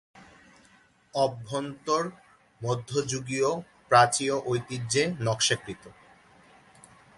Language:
Bangla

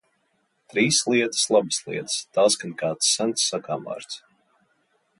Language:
Latvian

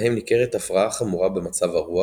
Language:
Hebrew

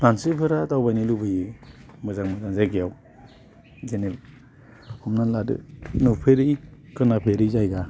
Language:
Bodo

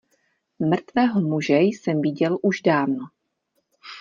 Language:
Czech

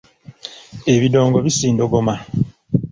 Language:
Ganda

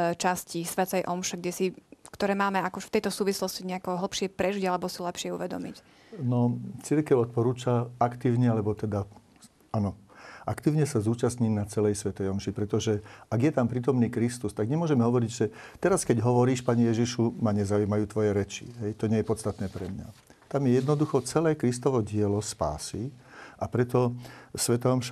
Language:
Slovak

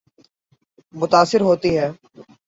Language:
Urdu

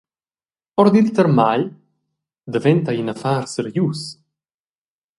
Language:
Romansh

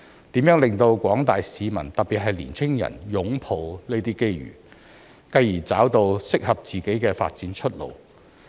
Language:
Cantonese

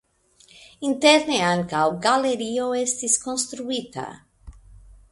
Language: Esperanto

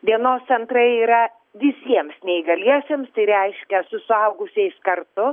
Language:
Lithuanian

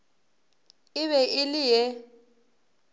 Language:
Northern Sotho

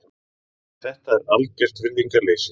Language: Icelandic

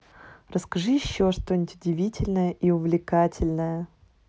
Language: Russian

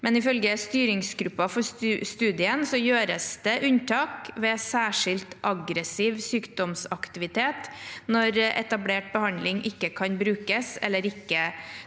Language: Norwegian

